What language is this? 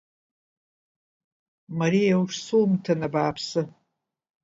Abkhazian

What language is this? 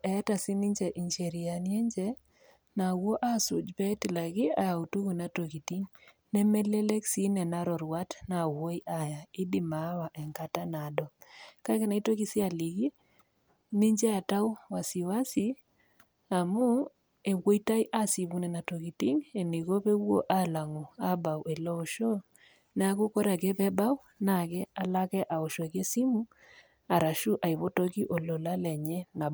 Masai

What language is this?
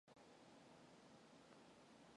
Mongolian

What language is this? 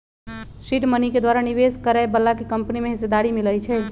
Magahi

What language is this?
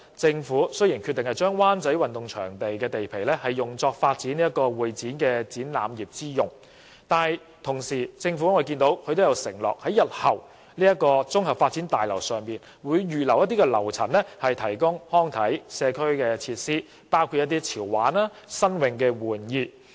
Cantonese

